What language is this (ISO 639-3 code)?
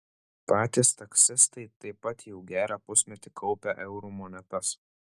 lit